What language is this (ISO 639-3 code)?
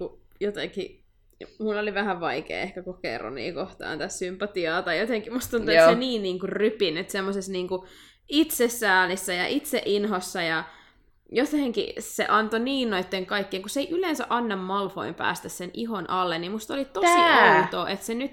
fin